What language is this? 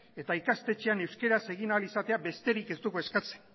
Basque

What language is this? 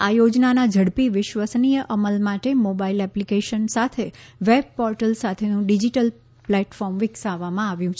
Gujarati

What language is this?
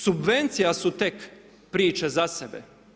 Croatian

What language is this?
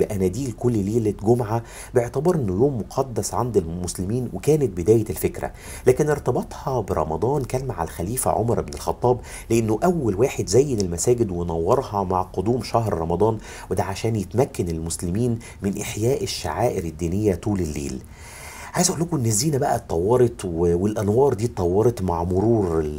Arabic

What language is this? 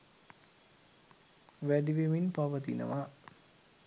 Sinhala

